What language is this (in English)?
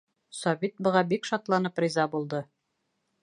Bashkir